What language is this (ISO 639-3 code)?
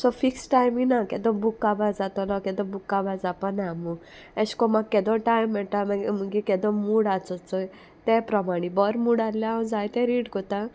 kok